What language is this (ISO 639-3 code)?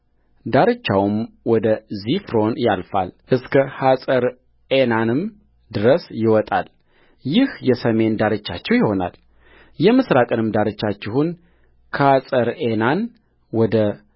amh